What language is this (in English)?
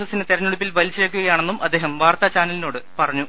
Malayalam